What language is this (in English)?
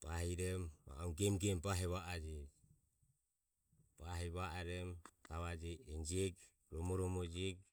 Ömie